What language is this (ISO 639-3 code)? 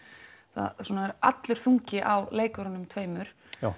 isl